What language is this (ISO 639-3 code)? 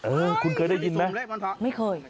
tha